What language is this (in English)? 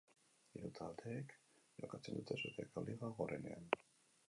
Basque